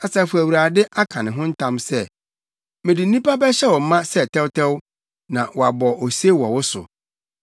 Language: Akan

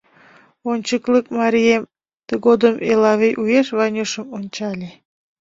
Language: Mari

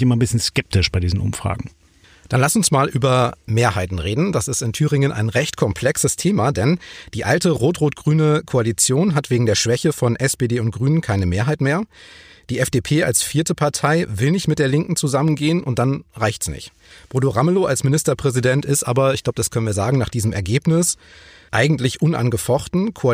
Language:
German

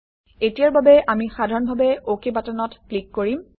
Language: Assamese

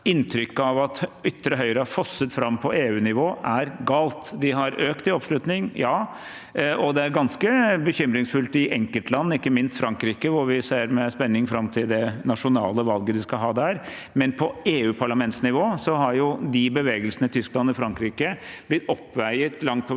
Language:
Norwegian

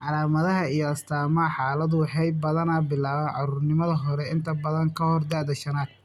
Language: Somali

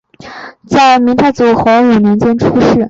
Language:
Chinese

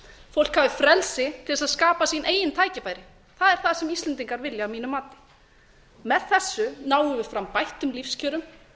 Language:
Icelandic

